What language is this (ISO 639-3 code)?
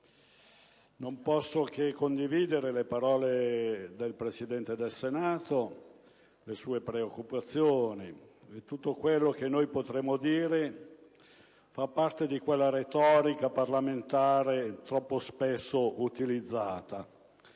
ita